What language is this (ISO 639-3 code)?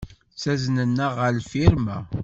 kab